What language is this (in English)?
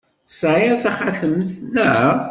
Kabyle